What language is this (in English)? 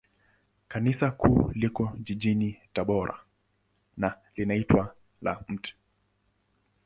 Swahili